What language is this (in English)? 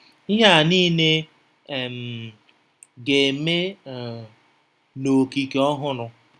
Igbo